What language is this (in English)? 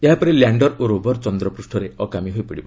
Odia